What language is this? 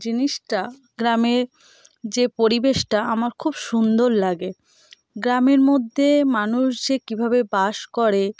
Bangla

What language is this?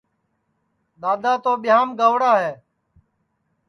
Sansi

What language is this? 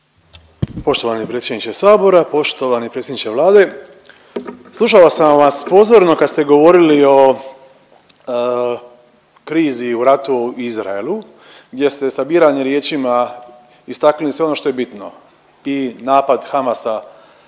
Croatian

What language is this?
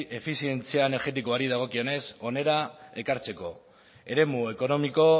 Basque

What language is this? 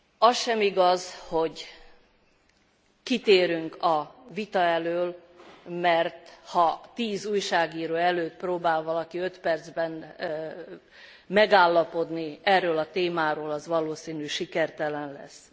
Hungarian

